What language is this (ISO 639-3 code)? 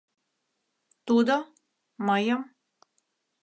chm